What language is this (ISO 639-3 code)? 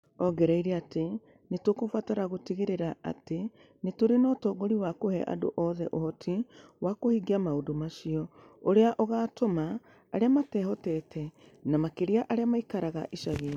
kik